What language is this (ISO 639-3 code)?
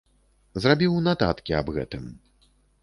bel